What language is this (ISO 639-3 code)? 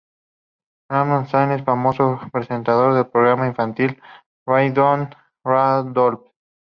spa